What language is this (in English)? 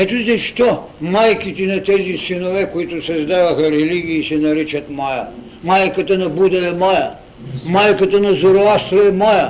Bulgarian